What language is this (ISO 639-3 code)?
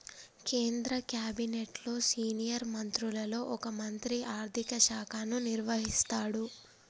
tel